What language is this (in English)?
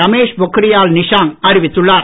Tamil